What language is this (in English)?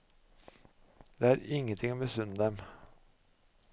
Norwegian